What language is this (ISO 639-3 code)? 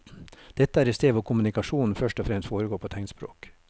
nor